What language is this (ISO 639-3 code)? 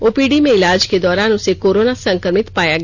hin